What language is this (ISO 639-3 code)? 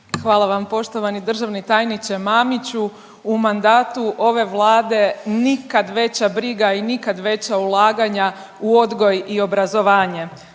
hrv